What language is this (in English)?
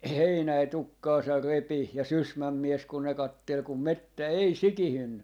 Finnish